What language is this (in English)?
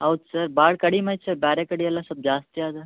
Kannada